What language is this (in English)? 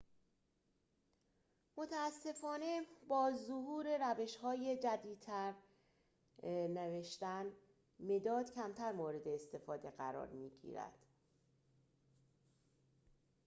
Persian